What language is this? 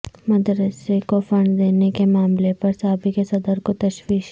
Urdu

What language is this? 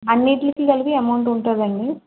Telugu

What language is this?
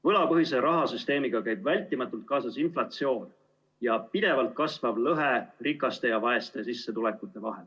Estonian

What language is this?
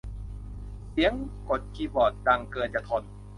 Thai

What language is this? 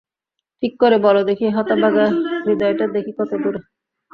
Bangla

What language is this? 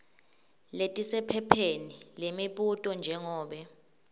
Swati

